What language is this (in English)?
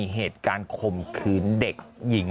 Thai